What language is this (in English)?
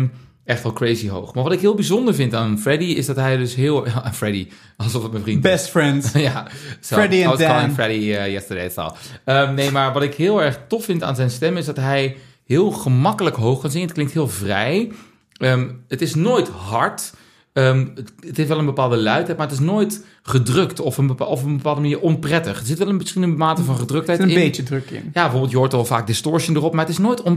Dutch